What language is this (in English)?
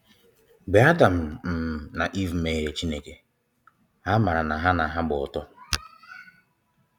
Igbo